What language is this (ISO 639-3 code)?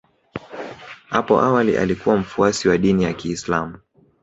swa